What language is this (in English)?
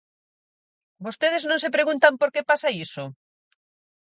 Galician